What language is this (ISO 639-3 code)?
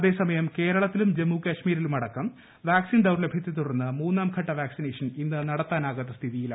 mal